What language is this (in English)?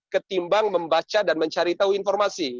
Indonesian